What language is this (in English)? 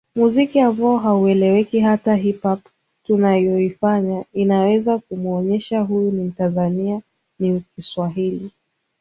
Swahili